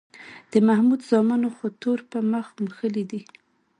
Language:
Pashto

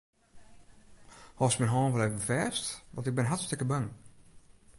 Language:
Western Frisian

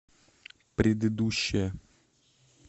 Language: Russian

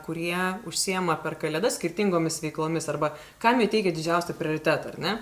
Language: Lithuanian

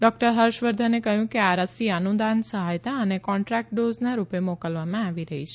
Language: Gujarati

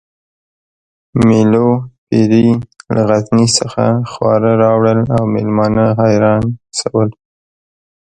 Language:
Pashto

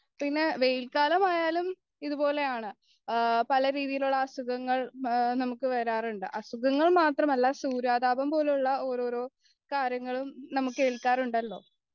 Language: Malayalam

